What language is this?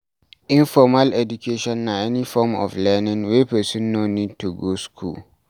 Nigerian Pidgin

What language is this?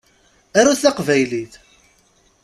Kabyle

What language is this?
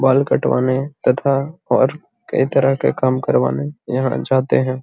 Magahi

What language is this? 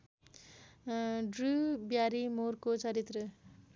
Nepali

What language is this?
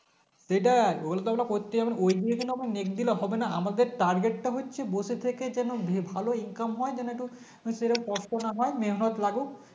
Bangla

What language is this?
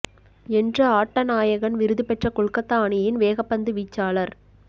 Tamil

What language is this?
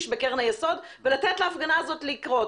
Hebrew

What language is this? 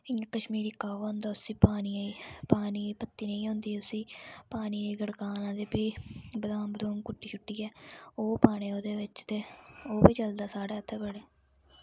Dogri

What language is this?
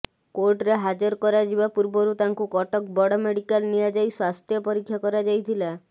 Odia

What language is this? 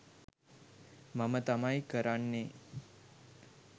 Sinhala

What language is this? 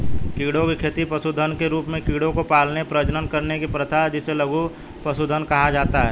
Hindi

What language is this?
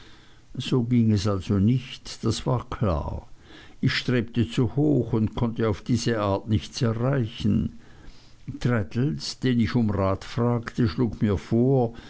German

